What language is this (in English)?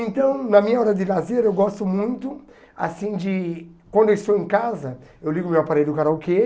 Portuguese